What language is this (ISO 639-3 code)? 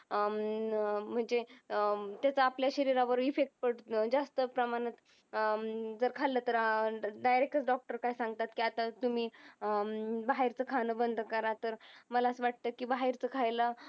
mar